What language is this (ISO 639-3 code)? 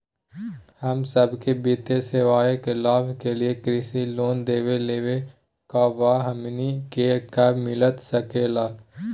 mag